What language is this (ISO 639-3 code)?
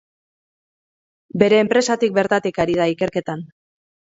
eus